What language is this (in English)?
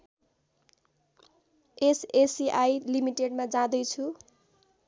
Nepali